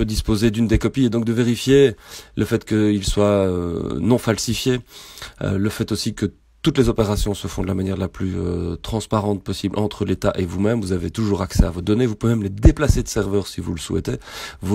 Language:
French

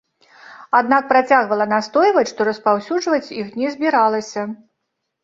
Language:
Belarusian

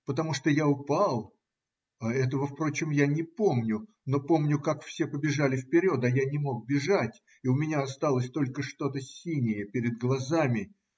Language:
Russian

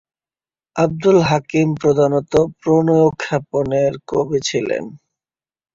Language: Bangla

